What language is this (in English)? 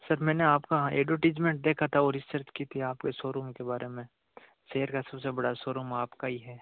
Hindi